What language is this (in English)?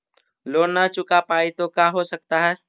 Magahi